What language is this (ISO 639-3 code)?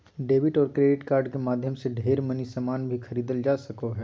mag